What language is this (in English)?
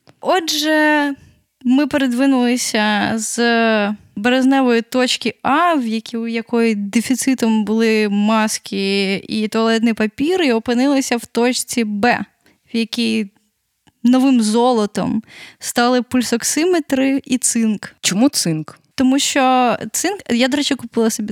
Ukrainian